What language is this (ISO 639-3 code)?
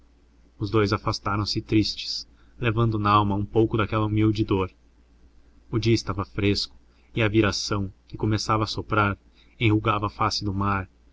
por